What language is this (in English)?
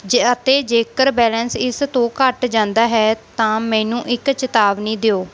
Punjabi